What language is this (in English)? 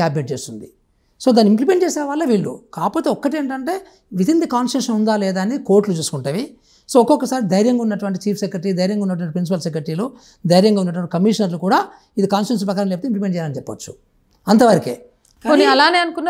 Hindi